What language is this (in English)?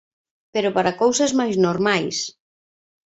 Galician